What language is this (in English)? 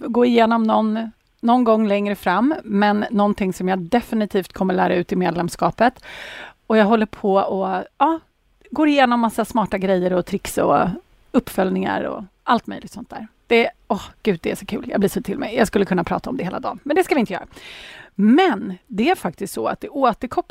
Swedish